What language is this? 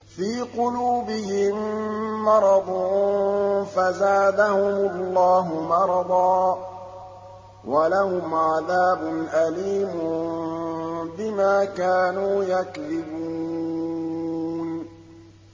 Arabic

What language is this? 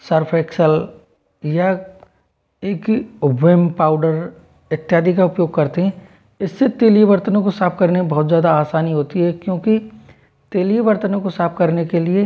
Hindi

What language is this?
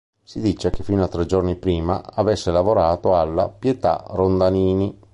Italian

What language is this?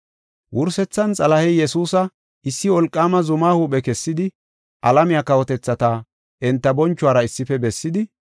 Gofa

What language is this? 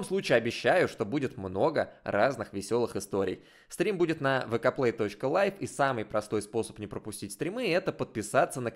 Russian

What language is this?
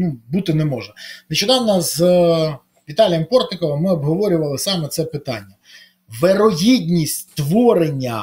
Ukrainian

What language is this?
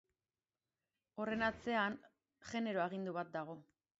Basque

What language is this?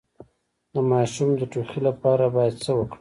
Pashto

